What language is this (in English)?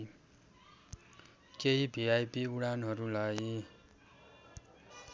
Nepali